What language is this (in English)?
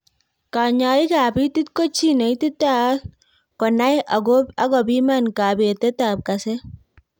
Kalenjin